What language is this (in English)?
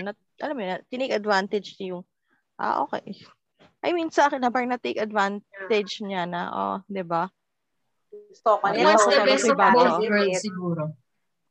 Filipino